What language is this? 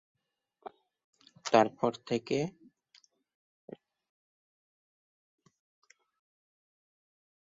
Bangla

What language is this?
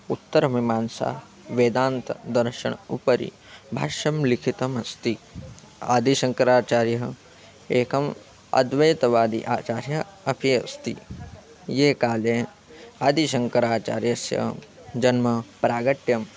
Sanskrit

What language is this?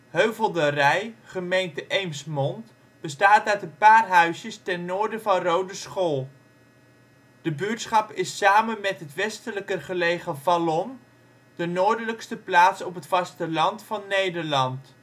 Dutch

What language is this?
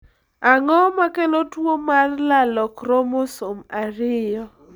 Luo (Kenya and Tanzania)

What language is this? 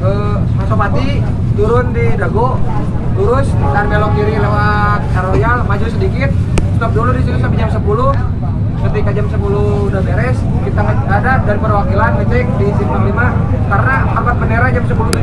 Indonesian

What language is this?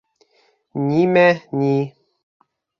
Bashkir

